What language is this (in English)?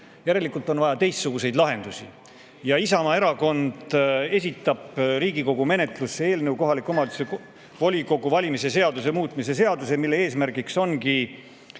Estonian